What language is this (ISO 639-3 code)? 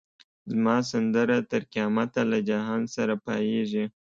pus